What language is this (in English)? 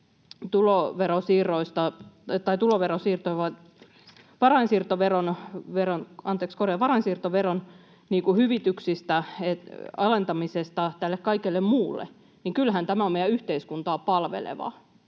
Finnish